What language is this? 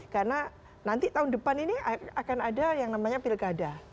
Indonesian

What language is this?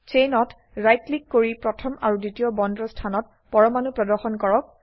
Assamese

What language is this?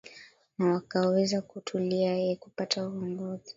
Swahili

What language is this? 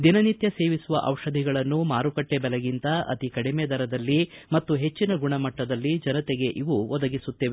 Kannada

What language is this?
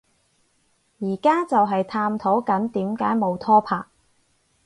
Cantonese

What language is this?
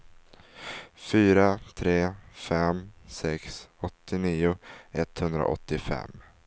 Swedish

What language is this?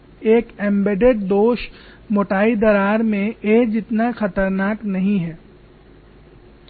Hindi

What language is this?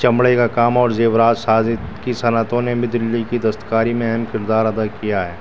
Urdu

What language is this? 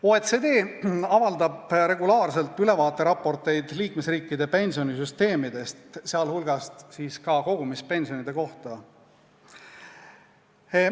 Estonian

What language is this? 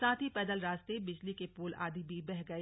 Hindi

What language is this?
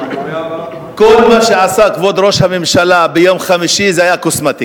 Hebrew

